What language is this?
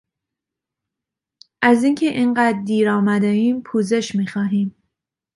Persian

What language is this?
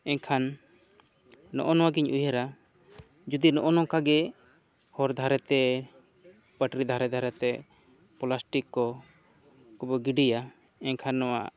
Santali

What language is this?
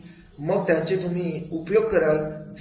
Marathi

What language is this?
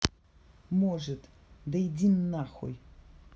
Russian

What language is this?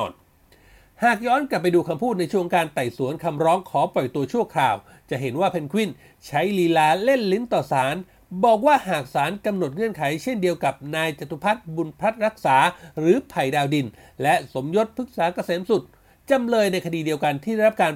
Thai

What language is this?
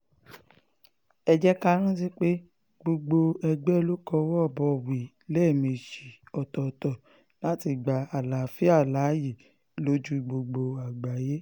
Yoruba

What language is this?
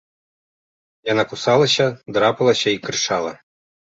Belarusian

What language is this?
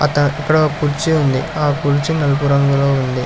Telugu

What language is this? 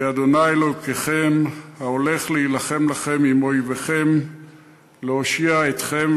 Hebrew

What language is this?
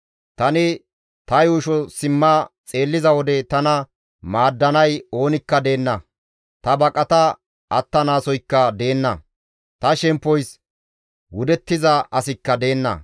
Gamo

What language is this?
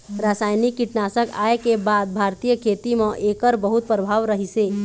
Chhattisgarhi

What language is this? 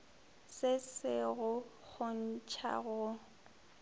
Northern Sotho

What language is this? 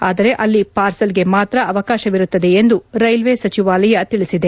Kannada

